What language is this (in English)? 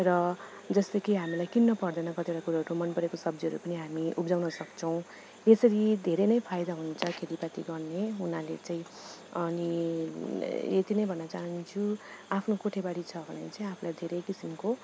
Nepali